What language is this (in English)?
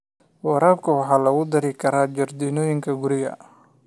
Somali